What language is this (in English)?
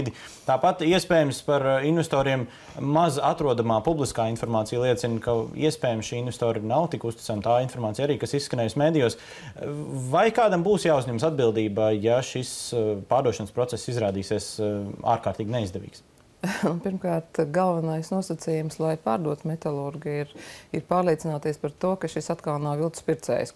Latvian